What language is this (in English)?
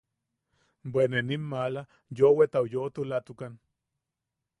Yaqui